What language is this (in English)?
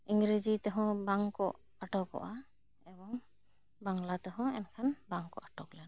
Santali